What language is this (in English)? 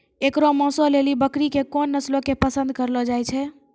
Maithili